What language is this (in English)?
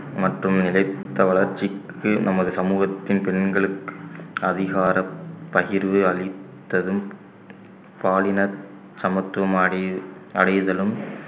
Tamil